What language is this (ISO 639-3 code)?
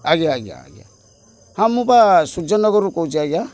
ori